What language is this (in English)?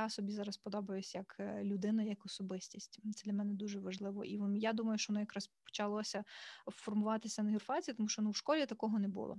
Ukrainian